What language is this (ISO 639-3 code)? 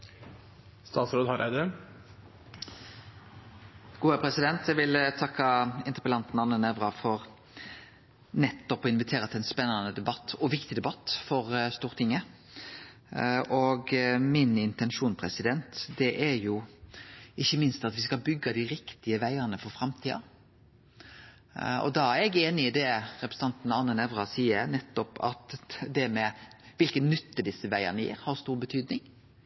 nno